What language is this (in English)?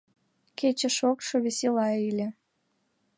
Mari